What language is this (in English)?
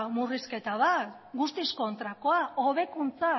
Basque